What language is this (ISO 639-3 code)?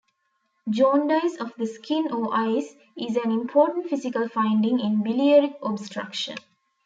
eng